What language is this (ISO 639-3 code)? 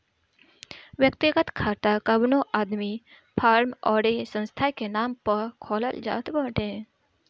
bho